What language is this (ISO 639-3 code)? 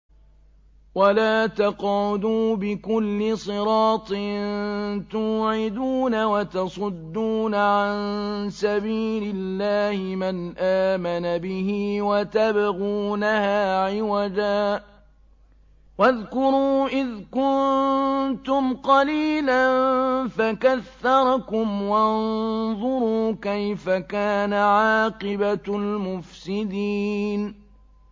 ara